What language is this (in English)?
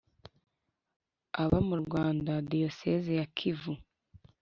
Kinyarwanda